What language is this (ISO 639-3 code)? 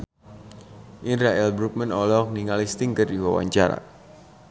sun